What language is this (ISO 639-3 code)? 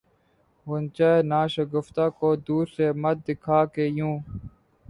urd